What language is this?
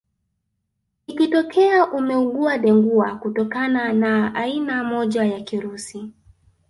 Swahili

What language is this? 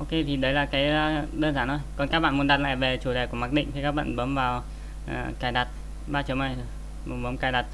Vietnamese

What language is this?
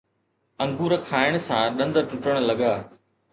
Sindhi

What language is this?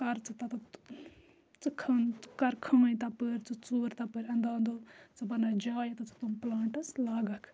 Kashmiri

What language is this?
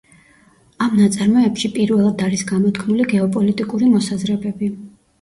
Georgian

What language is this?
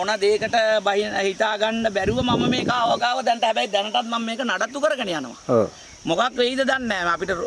Indonesian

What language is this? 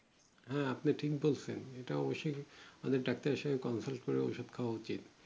Bangla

